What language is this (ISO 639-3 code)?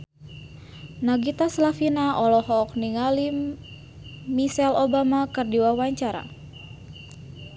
sun